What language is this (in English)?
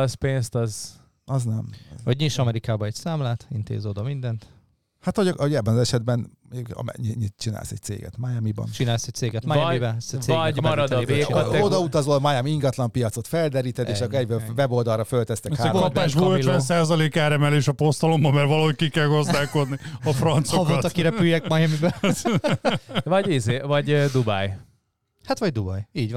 Hungarian